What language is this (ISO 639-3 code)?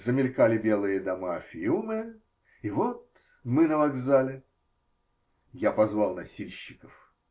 rus